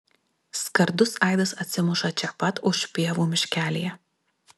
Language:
Lithuanian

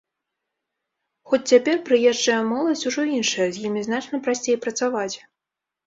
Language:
Belarusian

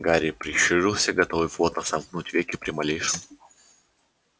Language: Russian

